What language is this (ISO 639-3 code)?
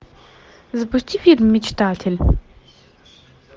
rus